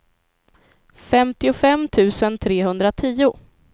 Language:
Swedish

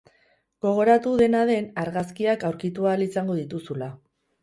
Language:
Basque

